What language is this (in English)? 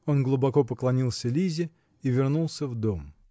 Russian